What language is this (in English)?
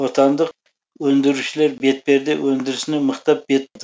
Kazakh